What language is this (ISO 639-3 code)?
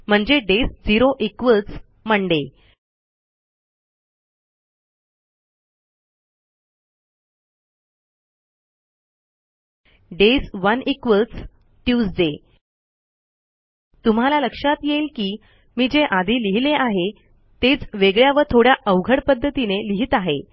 mar